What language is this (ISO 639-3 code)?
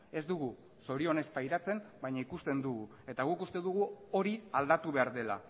eus